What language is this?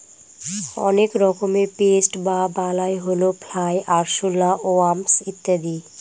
Bangla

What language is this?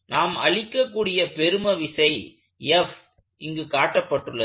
Tamil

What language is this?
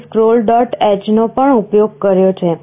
Gujarati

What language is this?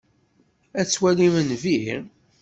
Kabyle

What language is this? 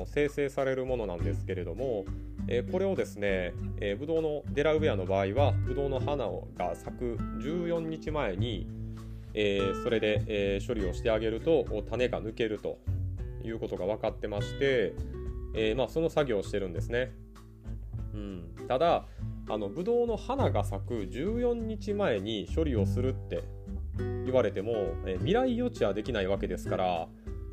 Japanese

